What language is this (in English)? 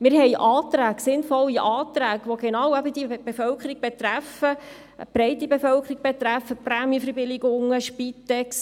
Swiss German